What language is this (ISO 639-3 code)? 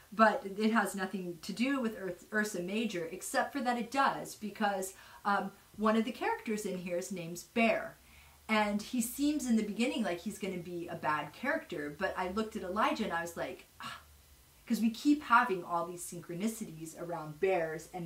eng